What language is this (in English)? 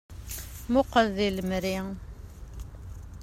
Kabyle